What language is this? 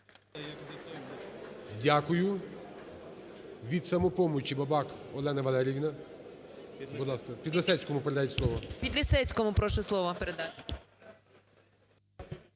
Ukrainian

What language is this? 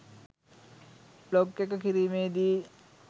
Sinhala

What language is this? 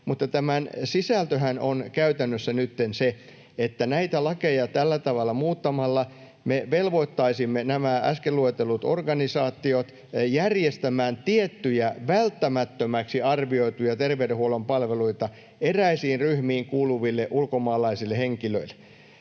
Finnish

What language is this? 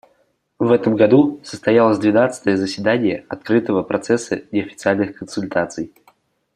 Russian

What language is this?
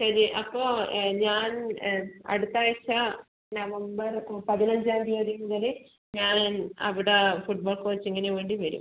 Malayalam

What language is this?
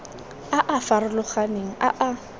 Tswana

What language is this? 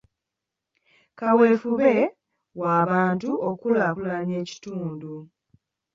Ganda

